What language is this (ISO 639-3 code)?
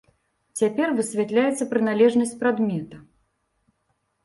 bel